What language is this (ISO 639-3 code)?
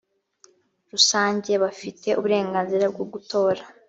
kin